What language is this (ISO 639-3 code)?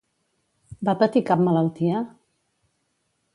cat